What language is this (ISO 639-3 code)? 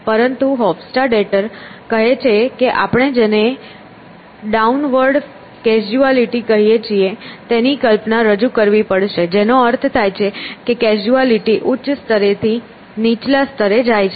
guj